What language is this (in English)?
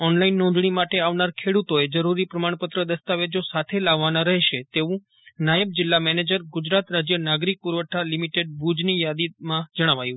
Gujarati